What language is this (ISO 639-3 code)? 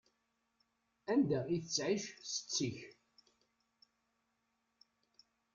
kab